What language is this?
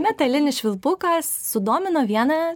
Lithuanian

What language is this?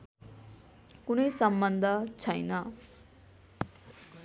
Nepali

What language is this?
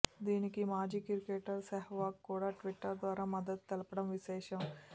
Telugu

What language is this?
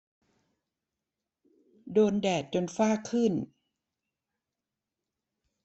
Thai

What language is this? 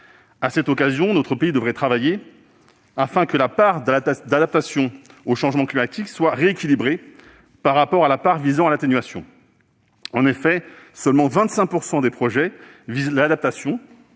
French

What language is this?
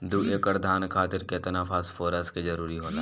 Bhojpuri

